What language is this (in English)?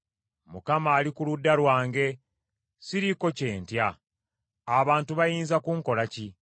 Ganda